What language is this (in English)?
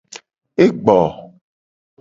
Gen